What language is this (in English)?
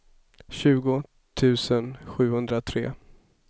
Swedish